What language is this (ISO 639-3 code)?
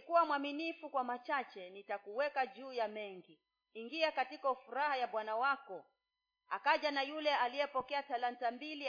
swa